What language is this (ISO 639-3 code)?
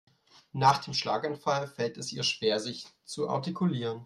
deu